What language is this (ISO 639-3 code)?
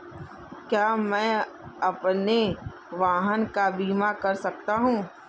hin